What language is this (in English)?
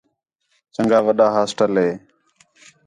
Khetrani